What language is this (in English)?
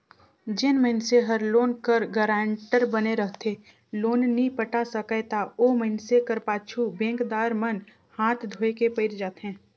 Chhattisgarhi